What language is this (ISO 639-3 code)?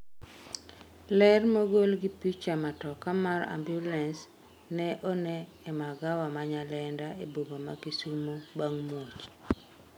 luo